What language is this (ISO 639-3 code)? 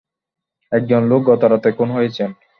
ben